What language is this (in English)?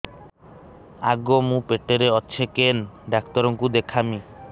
Odia